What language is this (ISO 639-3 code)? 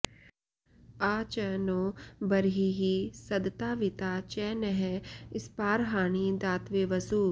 san